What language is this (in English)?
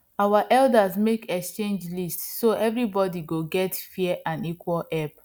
Nigerian Pidgin